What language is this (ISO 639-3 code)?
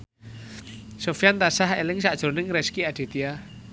jav